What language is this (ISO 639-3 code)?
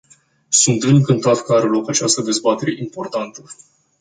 ron